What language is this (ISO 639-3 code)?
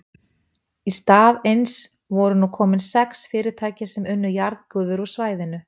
isl